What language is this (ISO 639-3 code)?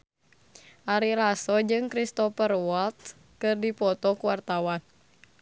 sun